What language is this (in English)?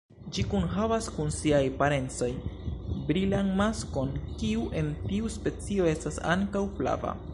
Esperanto